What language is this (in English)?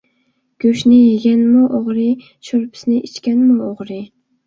Uyghur